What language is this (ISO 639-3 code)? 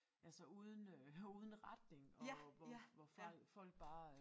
dan